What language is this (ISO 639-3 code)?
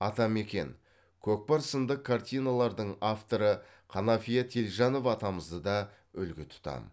kaz